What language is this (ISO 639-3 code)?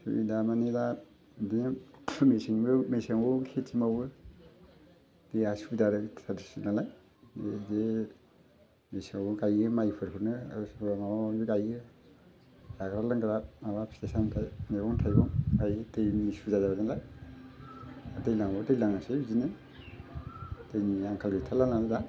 brx